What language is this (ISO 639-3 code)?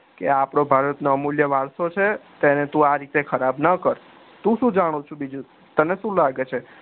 guj